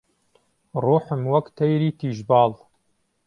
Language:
Central Kurdish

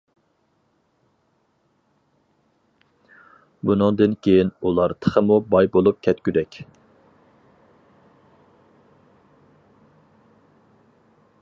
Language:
Uyghur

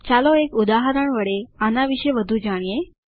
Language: Gujarati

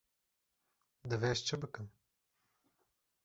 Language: Kurdish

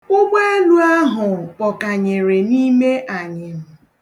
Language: Igbo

